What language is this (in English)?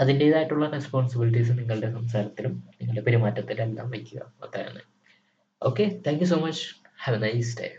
Malayalam